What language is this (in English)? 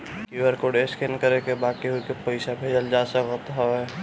Bhojpuri